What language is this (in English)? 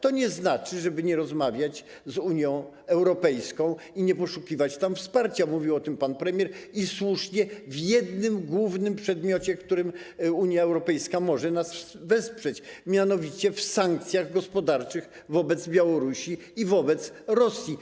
Polish